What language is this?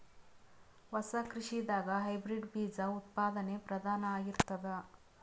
Kannada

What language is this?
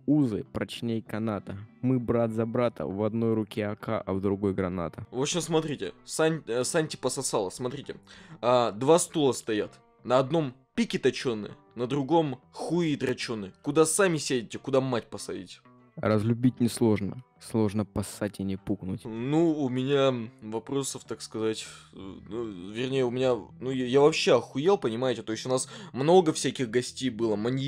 Russian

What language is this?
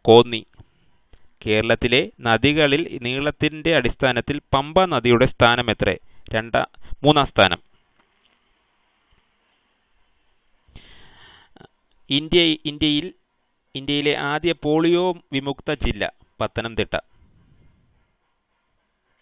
Hindi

